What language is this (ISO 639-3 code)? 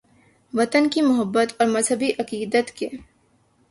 urd